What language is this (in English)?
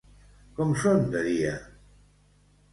Catalan